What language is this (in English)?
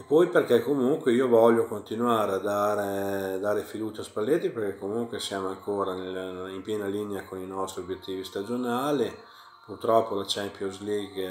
Italian